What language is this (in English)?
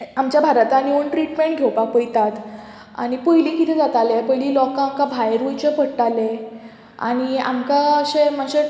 Konkani